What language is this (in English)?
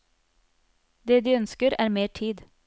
Norwegian